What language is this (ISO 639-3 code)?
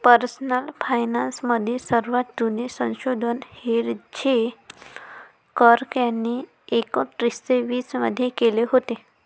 mar